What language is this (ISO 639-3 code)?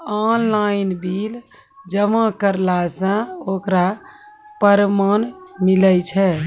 mai